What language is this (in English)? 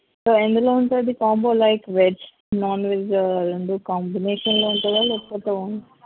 Telugu